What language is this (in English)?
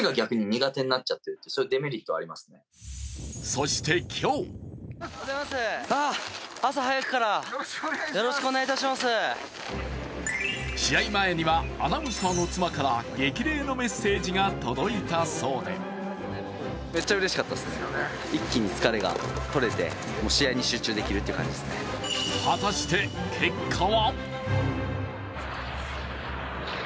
Japanese